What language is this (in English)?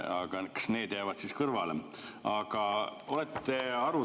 Estonian